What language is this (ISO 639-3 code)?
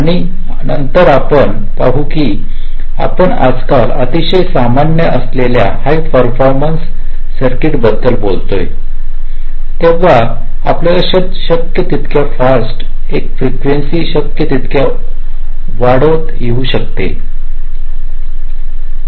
mar